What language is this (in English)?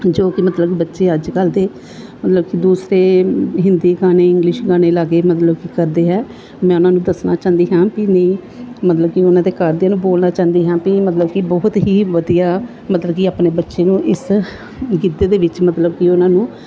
Punjabi